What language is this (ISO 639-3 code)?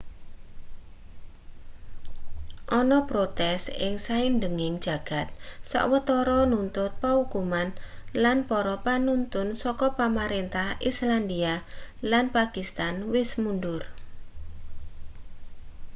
jav